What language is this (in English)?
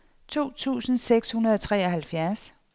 Danish